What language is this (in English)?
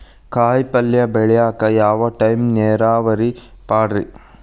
Kannada